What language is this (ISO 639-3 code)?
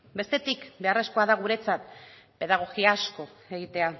eus